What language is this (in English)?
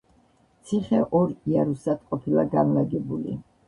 Georgian